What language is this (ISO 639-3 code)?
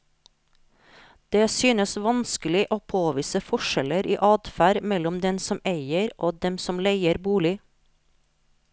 nor